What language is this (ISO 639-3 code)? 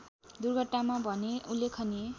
nep